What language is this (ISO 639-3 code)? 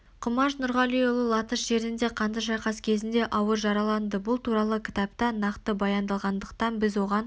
kaz